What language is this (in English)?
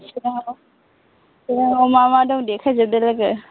Bodo